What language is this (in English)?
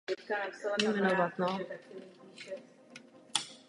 Czech